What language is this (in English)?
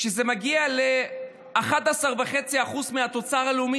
Hebrew